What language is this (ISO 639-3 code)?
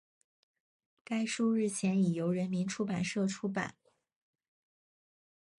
zho